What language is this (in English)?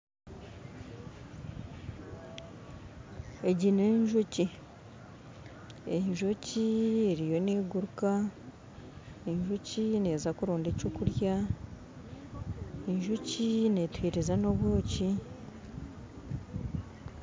Nyankole